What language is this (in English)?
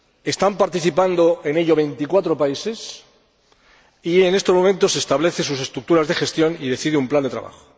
Spanish